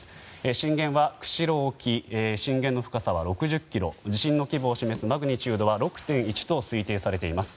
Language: Japanese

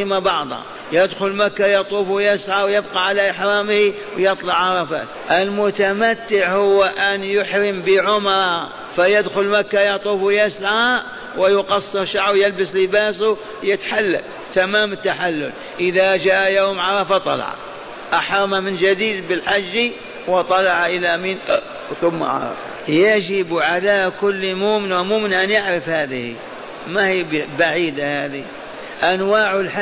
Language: Arabic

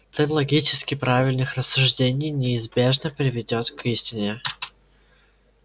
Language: Russian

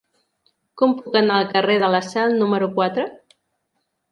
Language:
Catalan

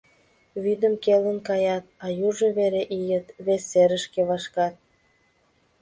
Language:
Mari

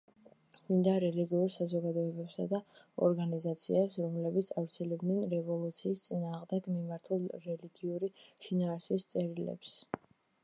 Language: Georgian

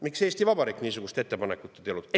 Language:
Estonian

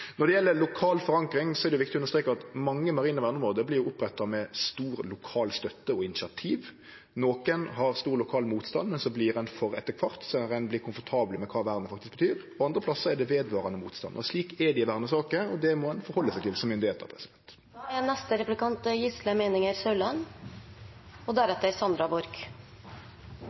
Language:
Norwegian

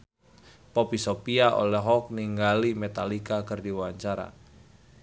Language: Sundanese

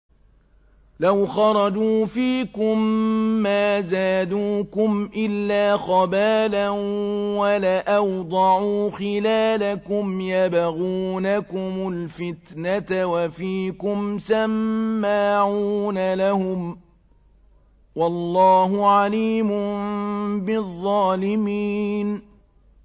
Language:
Arabic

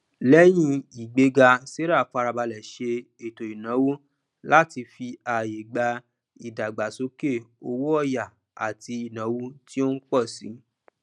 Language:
Yoruba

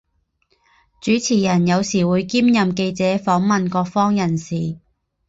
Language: Chinese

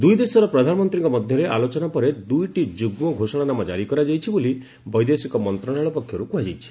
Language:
Odia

